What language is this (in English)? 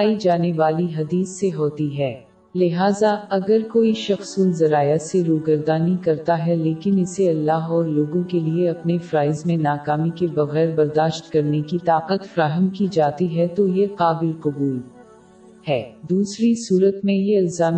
Urdu